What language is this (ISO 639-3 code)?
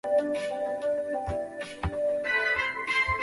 zho